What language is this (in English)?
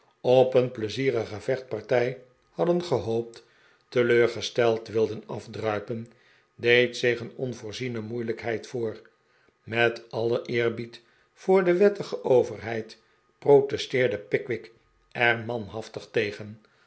Dutch